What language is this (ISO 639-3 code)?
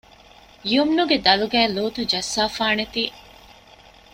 div